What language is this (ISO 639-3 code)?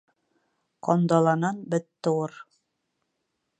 bak